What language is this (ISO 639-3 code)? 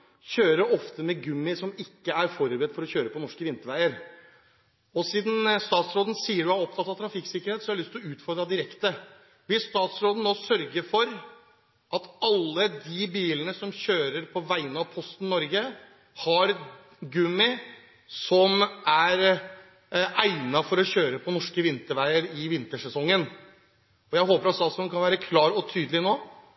nob